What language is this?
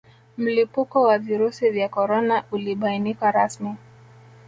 Swahili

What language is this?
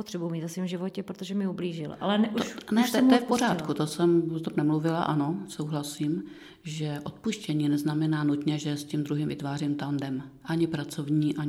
Czech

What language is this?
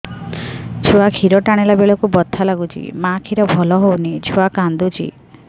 Odia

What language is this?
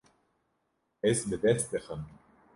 Kurdish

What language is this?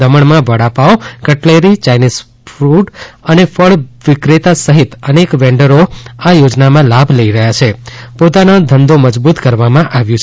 Gujarati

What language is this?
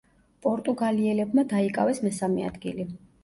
Georgian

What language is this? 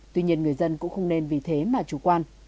Vietnamese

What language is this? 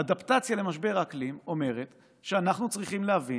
Hebrew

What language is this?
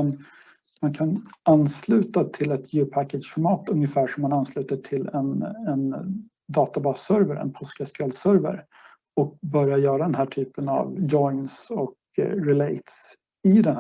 Swedish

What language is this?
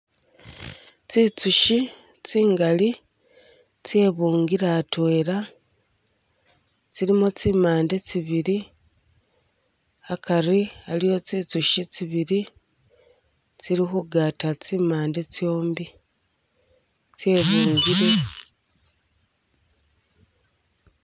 Masaaba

